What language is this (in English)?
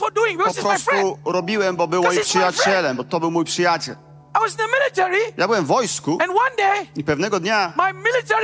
Polish